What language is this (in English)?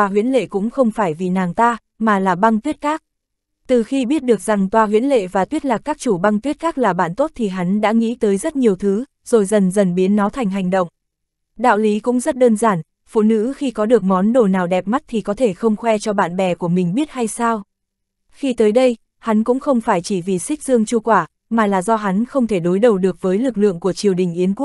Vietnamese